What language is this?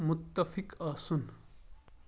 Kashmiri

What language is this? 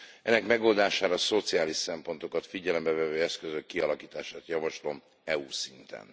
Hungarian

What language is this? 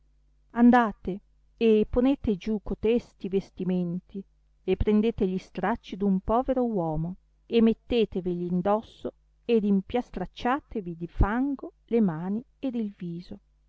Italian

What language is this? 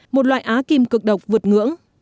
Vietnamese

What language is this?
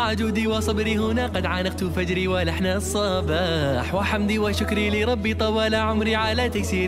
Arabic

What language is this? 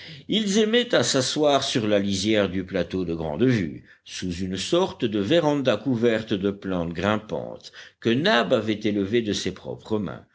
French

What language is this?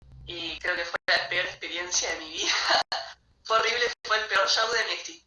Spanish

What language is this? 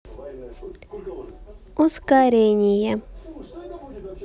Russian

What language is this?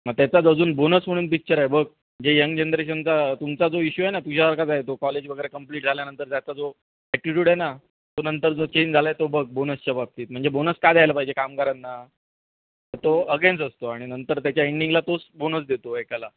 Marathi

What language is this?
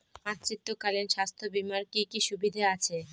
Bangla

